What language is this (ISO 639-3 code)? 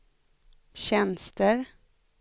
swe